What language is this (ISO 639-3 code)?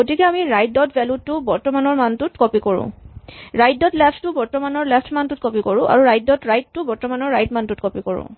asm